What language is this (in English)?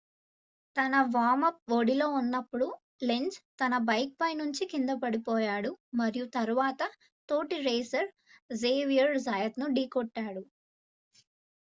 Telugu